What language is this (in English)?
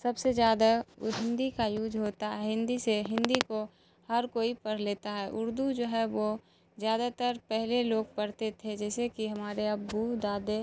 Urdu